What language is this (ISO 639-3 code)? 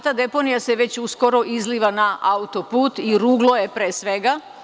srp